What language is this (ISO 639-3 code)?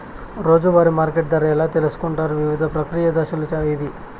tel